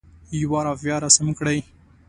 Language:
Pashto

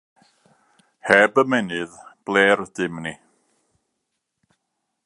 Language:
Welsh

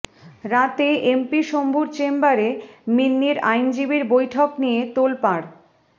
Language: Bangla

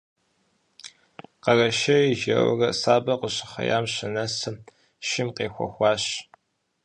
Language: Kabardian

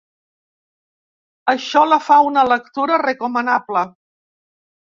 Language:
Catalan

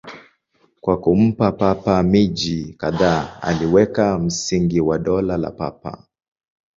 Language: Swahili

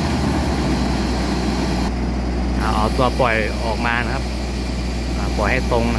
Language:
Thai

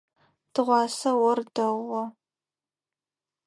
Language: Adyghe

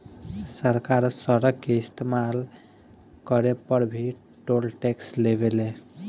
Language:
Bhojpuri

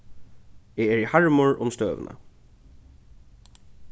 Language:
Faroese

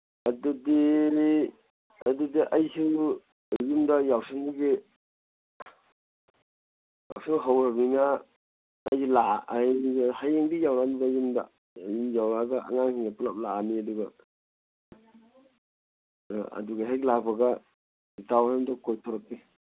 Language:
Manipuri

